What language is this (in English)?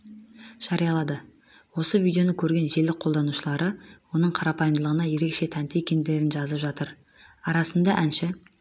Kazakh